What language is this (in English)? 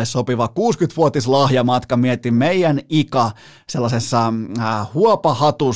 Finnish